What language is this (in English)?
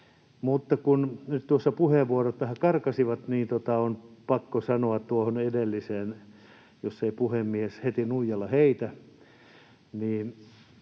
Finnish